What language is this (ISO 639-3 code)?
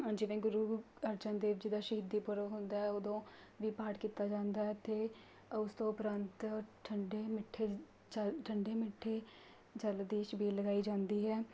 pan